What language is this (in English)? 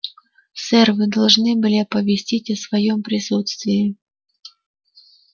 Russian